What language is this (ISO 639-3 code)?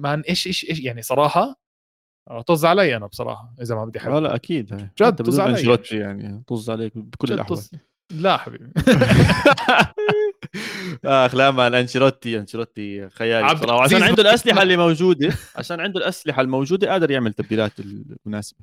ara